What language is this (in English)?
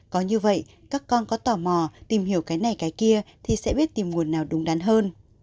Vietnamese